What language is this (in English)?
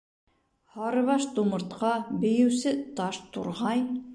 Bashkir